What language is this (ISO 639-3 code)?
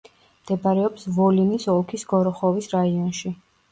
kat